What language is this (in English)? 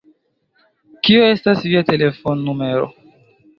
Esperanto